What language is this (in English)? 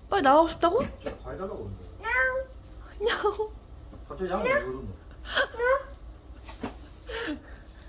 Korean